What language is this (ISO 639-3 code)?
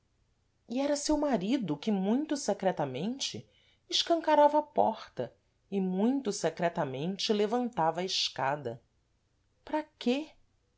por